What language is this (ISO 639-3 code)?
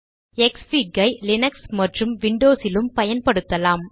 tam